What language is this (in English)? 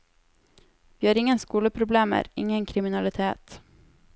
Norwegian